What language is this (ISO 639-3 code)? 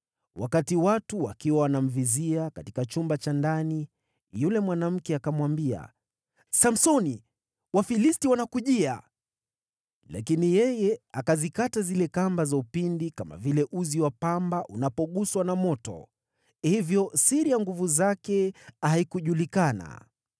swa